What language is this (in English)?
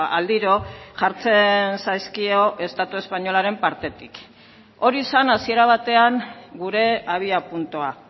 Basque